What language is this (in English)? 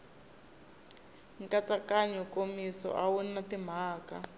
Tsonga